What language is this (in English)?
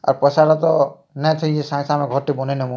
Odia